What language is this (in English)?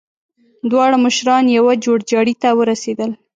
Pashto